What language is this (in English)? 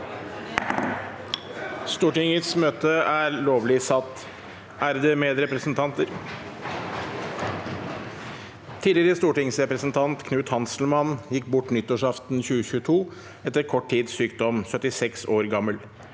Norwegian